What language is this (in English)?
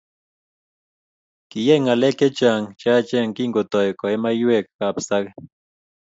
Kalenjin